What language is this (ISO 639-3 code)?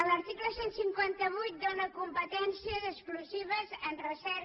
cat